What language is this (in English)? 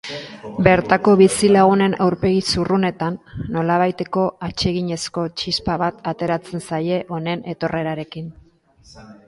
Basque